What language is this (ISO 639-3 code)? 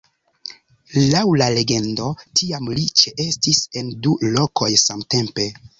epo